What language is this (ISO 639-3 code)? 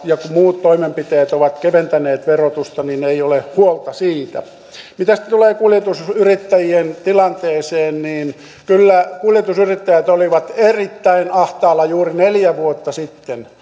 fin